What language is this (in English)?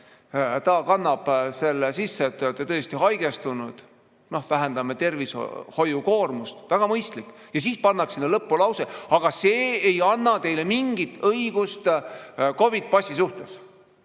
Estonian